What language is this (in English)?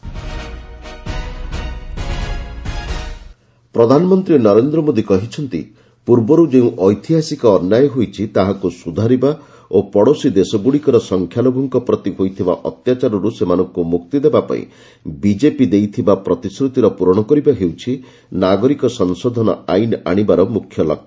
Odia